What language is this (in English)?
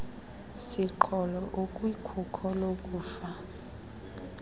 Xhosa